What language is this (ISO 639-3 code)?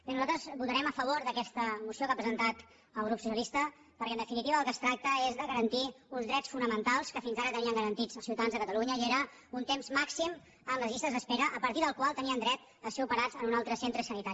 cat